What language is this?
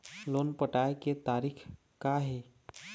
Chhattisgarhi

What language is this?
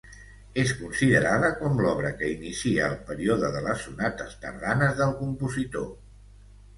Catalan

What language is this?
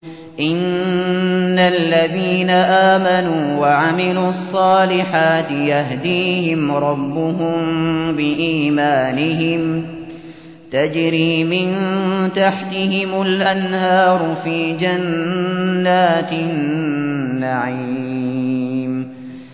Arabic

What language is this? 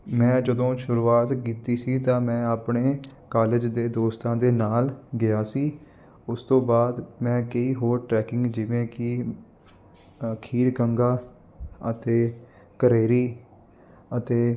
Punjabi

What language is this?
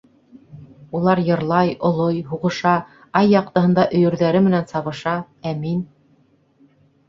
Bashkir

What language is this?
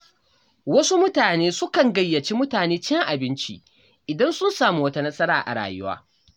Hausa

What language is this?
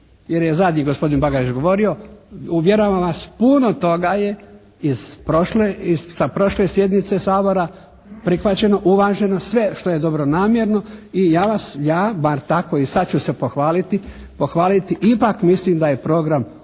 Croatian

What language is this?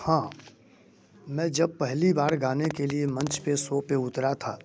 Hindi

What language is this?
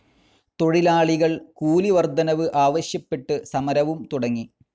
Malayalam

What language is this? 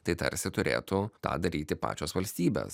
Lithuanian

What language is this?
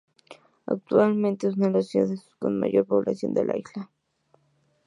Spanish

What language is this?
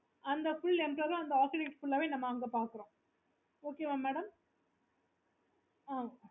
Tamil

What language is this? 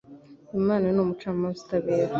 Kinyarwanda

